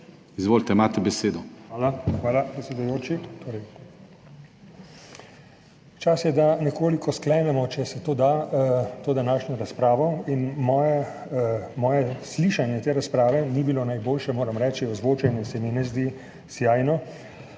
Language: Slovenian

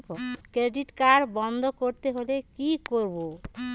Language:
Bangla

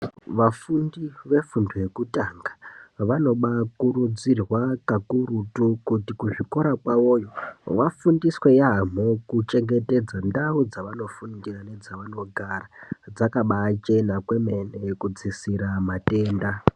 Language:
Ndau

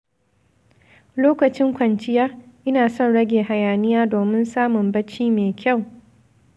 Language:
Hausa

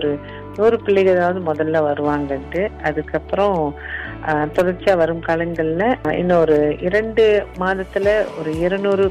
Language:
Tamil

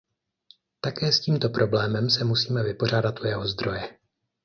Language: Czech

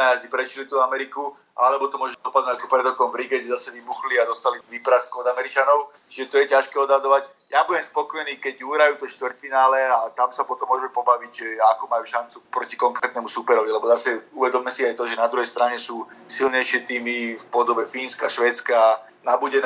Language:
Slovak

